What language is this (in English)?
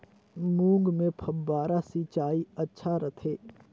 Chhattisgarhi